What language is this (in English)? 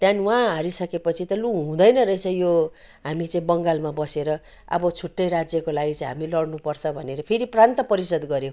Nepali